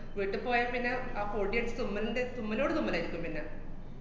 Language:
Malayalam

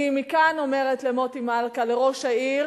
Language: Hebrew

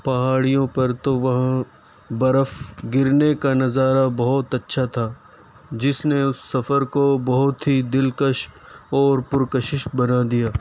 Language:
Urdu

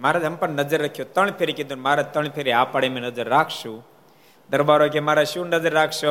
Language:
Gujarati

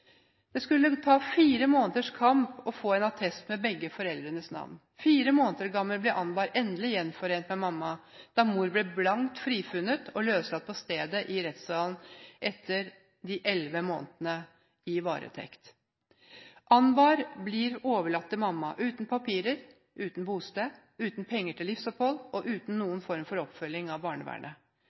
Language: Norwegian Bokmål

